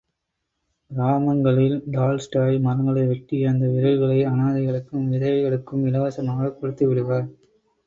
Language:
Tamil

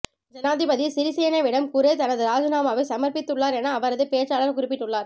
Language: Tamil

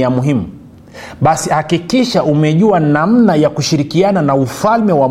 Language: Swahili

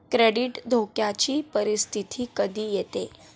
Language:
Marathi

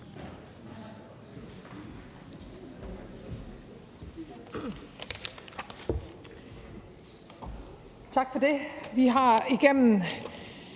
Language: Danish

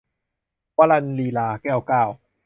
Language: Thai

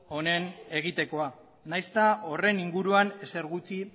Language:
Basque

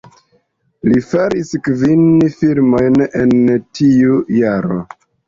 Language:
Esperanto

